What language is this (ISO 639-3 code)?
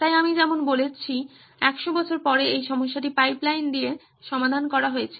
ben